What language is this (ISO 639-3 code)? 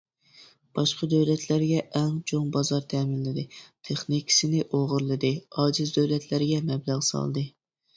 uig